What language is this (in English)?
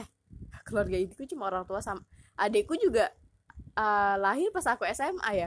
Indonesian